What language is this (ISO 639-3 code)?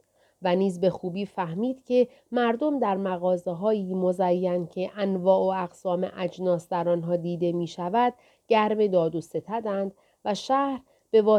fas